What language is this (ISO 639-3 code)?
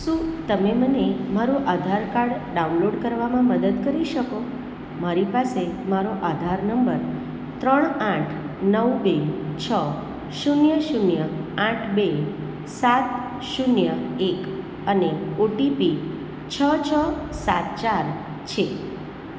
guj